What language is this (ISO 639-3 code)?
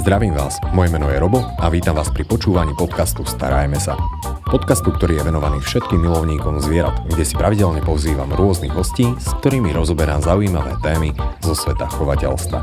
slk